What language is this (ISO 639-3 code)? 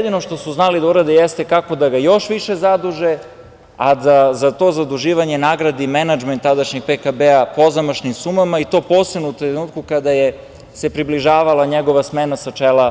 srp